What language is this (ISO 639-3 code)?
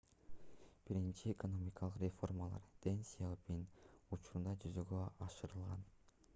kir